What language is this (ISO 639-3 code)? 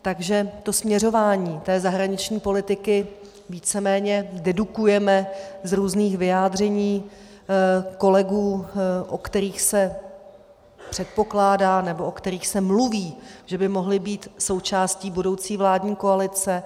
ces